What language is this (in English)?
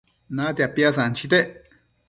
Matsés